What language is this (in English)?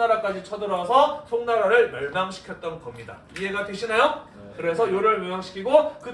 Korean